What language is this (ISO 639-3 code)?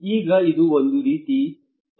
kan